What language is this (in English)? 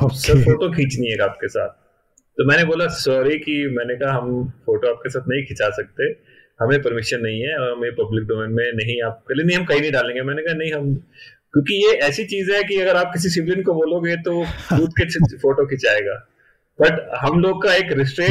Hindi